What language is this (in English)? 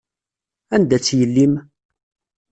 Kabyle